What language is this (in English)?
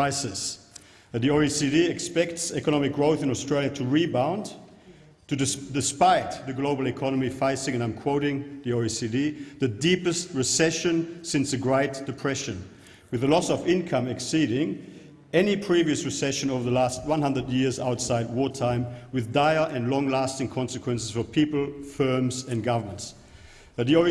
English